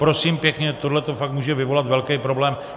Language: Czech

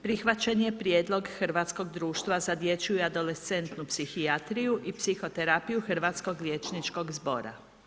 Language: Croatian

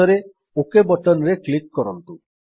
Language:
Odia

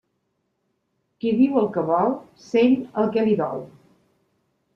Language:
Catalan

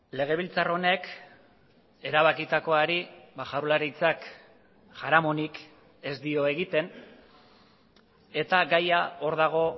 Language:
Basque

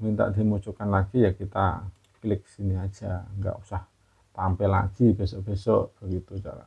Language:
Indonesian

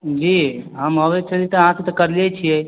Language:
Maithili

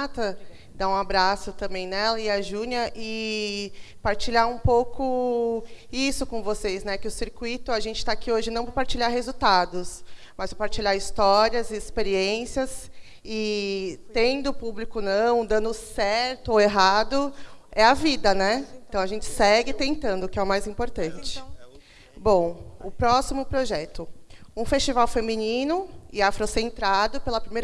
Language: Portuguese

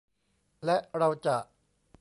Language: Thai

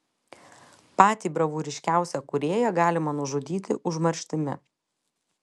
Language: Lithuanian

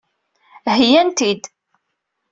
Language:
Kabyle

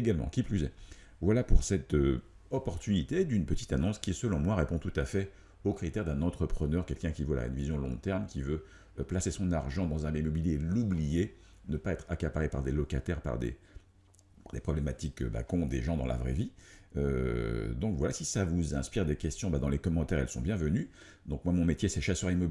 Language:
French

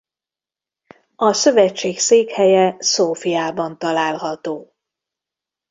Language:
Hungarian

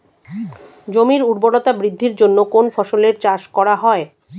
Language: Bangla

